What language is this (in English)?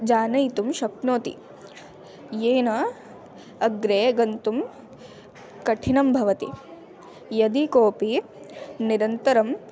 Sanskrit